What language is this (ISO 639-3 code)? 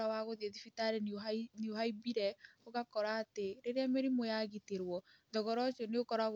kik